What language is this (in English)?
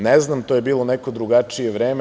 Serbian